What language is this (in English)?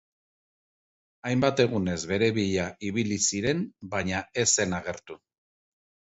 Basque